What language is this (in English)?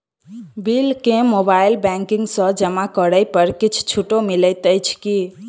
Maithili